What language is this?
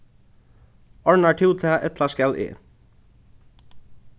Faroese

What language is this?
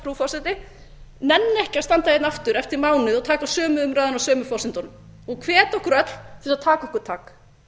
Icelandic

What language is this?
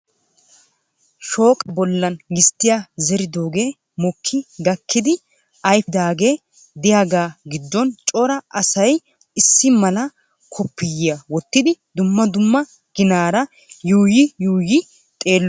Wolaytta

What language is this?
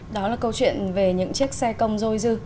Vietnamese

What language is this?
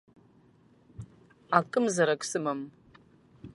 Abkhazian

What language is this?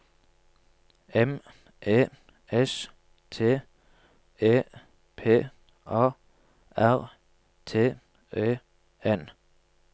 Norwegian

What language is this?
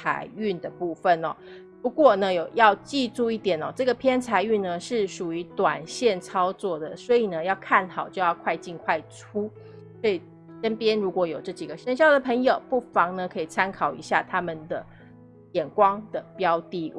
Chinese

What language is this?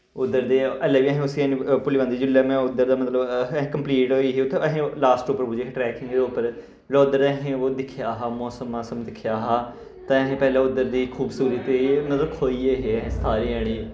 Dogri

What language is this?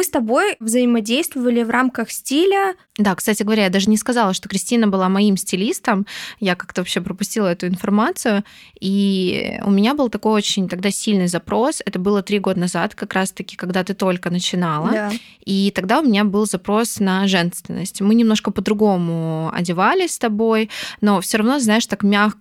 Russian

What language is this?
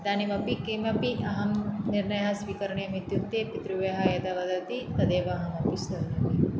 Sanskrit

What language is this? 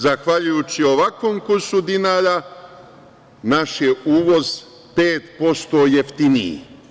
Serbian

